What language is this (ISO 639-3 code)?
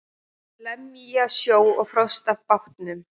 isl